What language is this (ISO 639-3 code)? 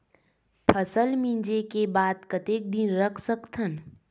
hne